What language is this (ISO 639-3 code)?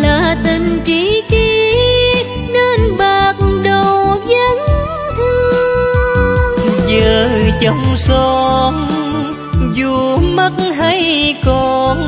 vie